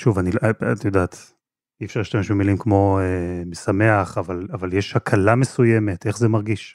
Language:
Hebrew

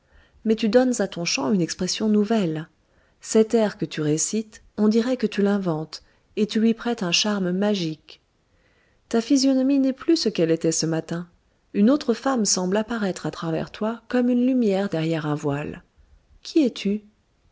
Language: French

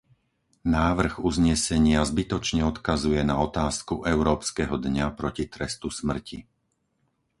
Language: Slovak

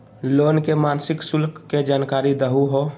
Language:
Magahi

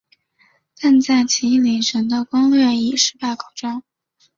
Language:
Chinese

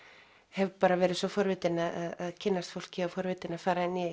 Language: Icelandic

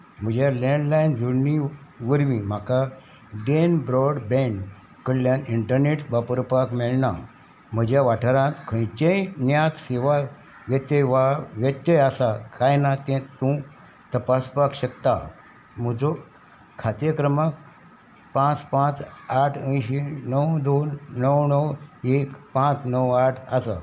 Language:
Konkani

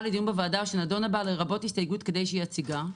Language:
Hebrew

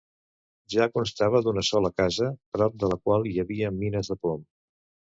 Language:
Catalan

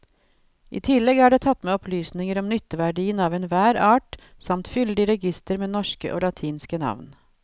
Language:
Norwegian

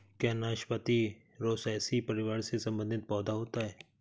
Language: Hindi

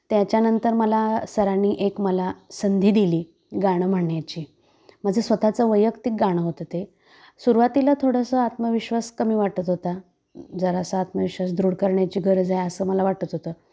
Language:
Marathi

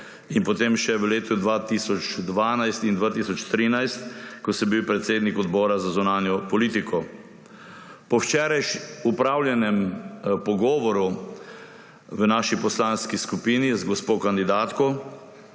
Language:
Slovenian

